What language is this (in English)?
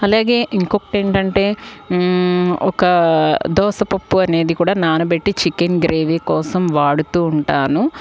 Telugu